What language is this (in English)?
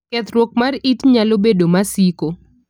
Luo (Kenya and Tanzania)